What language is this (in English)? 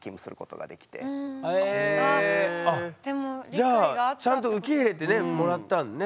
Japanese